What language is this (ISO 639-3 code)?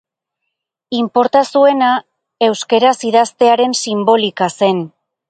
eus